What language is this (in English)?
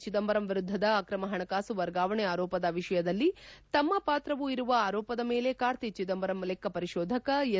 Kannada